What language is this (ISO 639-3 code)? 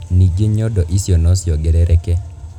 kik